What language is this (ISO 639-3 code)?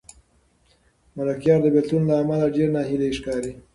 pus